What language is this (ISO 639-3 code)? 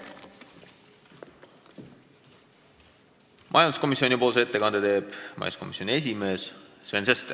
est